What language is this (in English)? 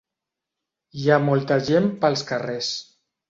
Catalan